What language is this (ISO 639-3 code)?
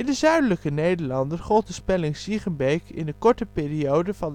nld